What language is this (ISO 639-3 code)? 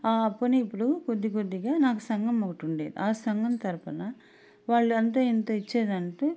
tel